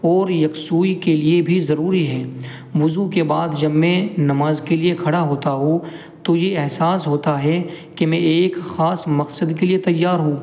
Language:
Urdu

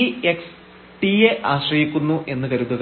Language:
Malayalam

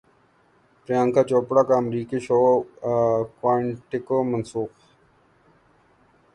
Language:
Urdu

